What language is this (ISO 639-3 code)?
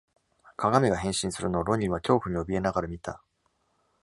jpn